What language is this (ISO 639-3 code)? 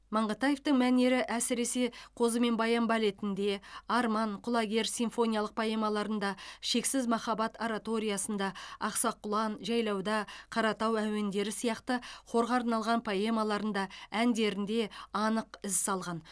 kaz